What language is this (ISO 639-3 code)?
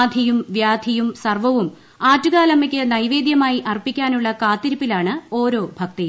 mal